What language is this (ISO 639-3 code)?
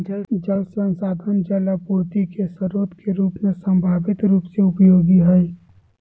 mag